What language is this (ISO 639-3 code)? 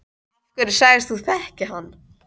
isl